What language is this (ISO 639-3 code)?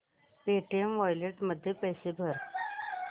mar